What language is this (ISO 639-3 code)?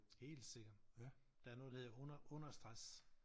dan